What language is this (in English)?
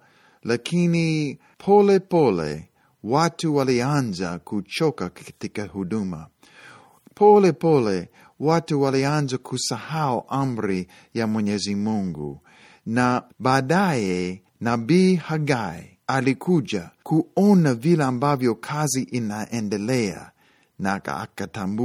Swahili